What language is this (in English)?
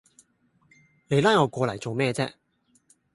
Cantonese